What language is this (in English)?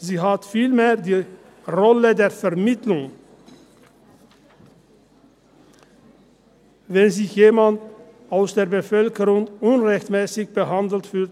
Swiss German